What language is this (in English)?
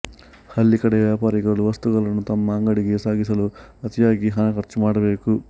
Kannada